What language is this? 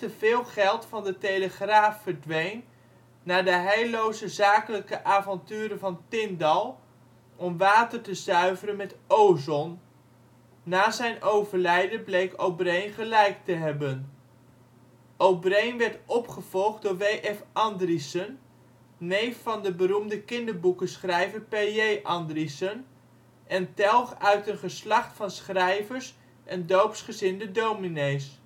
Dutch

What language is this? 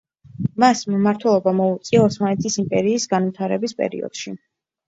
Georgian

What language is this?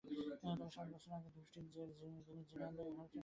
Bangla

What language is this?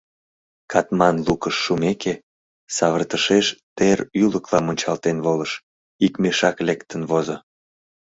Mari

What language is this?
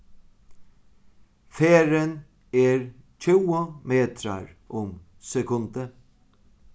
Faroese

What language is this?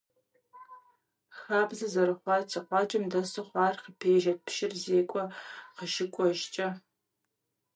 Kabardian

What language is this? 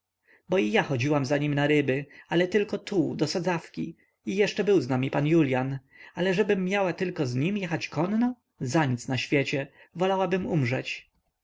Polish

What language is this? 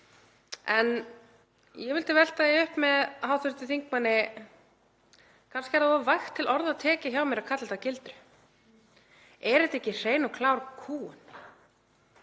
Icelandic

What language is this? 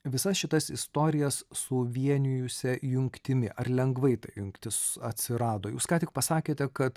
Lithuanian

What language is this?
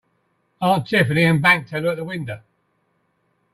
English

